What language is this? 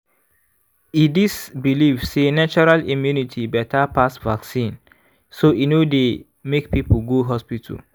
Nigerian Pidgin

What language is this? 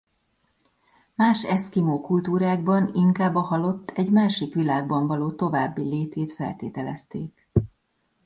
Hungarian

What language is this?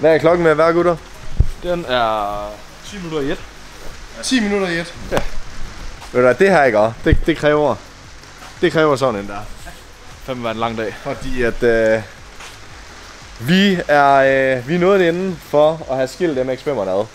Danish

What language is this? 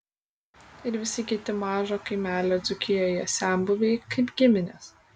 Lithuanian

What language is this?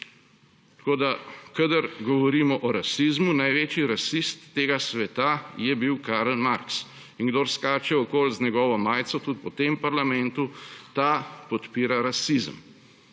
Slovenian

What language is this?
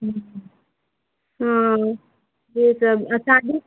Maithili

